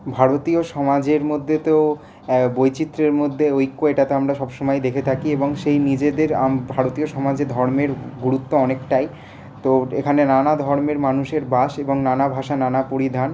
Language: Bangla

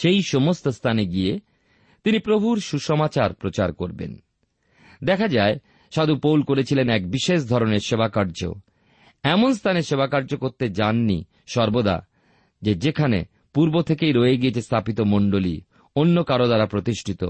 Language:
Bangla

